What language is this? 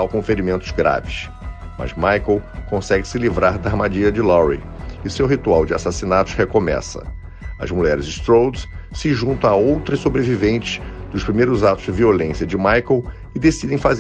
Portuguese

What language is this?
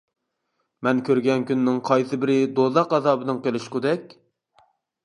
Uyghur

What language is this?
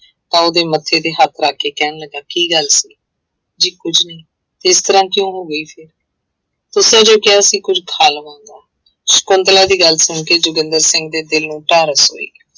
Punjabi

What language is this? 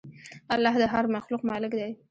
Pashto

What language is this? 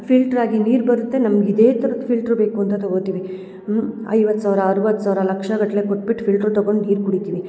Kannada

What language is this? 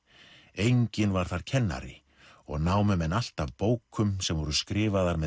Icelandic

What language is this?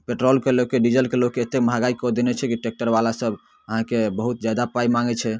Maithili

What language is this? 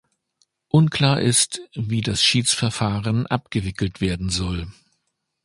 German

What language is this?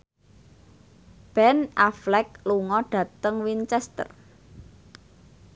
Javanese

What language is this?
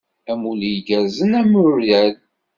Kabyle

